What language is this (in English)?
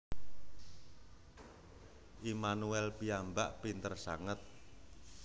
Javanese